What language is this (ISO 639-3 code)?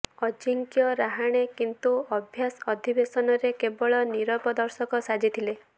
ori